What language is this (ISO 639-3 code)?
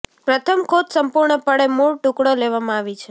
guj